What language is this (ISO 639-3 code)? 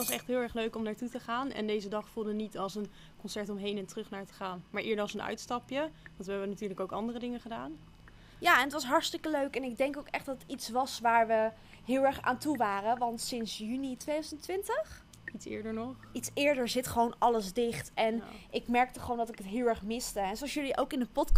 nld